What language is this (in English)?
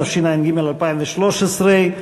Hebrew